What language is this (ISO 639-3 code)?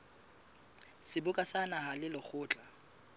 sot